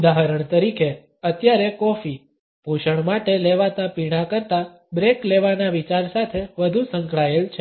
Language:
Gujarati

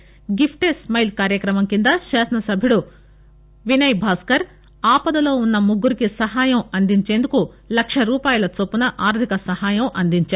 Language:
Telugu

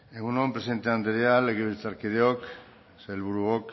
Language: Basque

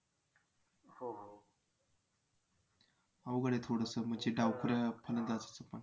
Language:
Marathi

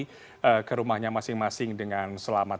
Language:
Indonesian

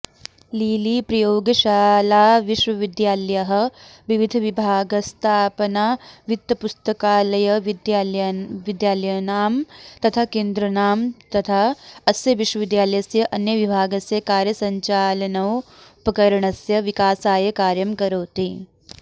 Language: Sanskrit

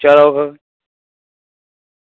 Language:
Dogri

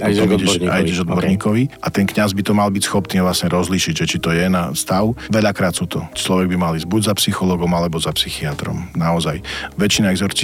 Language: Slovak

